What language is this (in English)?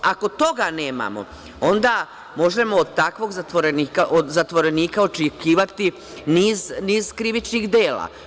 Serbian